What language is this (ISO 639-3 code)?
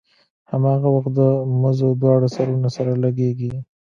pus